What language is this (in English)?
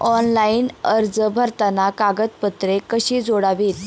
Marathi